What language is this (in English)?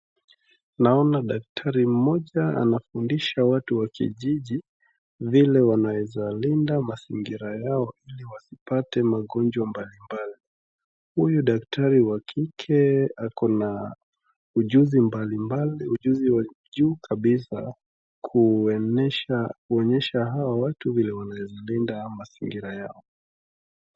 Swahili